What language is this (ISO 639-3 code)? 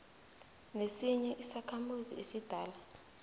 nbl